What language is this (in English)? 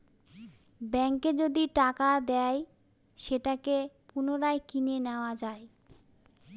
Bangla